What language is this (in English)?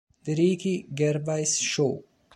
Italian